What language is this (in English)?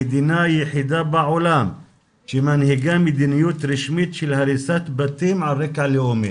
Hebrew